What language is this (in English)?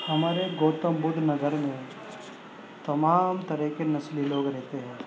Urdu